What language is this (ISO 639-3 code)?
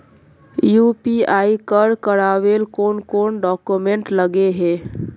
mag